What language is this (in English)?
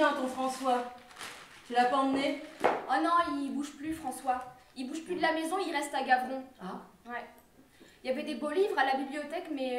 French